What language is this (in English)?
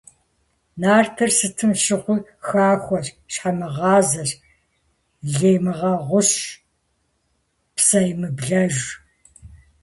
Kabardian